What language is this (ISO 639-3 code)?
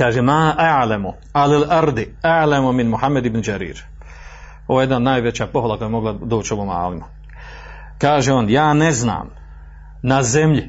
hrv